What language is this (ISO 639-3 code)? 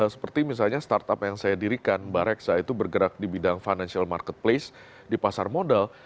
ind